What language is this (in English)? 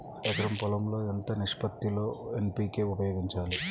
Telugu